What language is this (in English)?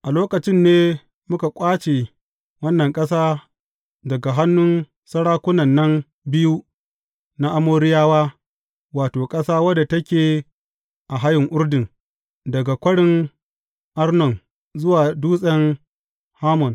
Hausa